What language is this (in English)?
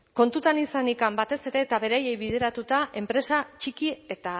Basque